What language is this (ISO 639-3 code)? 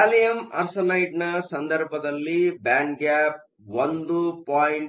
kan